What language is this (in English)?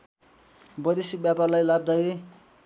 Nepali